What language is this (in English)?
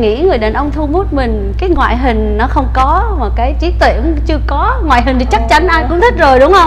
Vietnamese